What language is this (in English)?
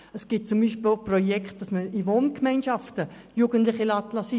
Swiss German